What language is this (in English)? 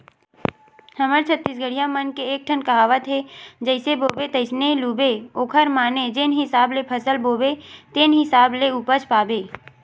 Chhattisgarhi